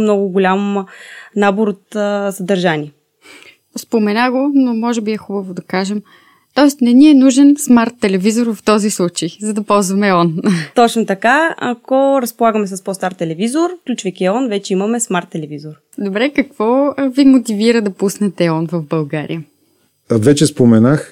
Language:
Bulgarian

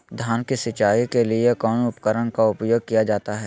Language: Magahi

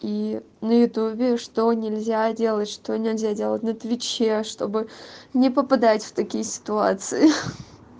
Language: Russian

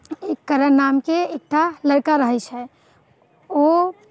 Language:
Maithili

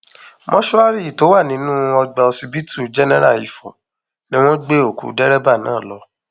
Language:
Yoruba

